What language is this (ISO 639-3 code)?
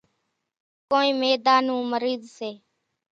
gjk